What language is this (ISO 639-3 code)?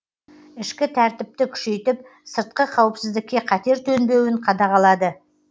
kaz